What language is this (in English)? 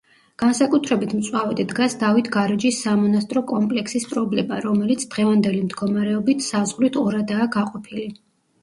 Georgian